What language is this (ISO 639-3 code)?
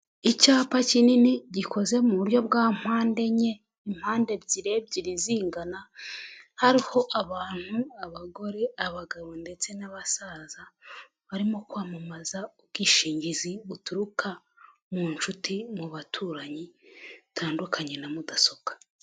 kin